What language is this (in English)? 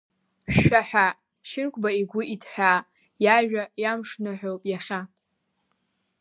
Abkhazian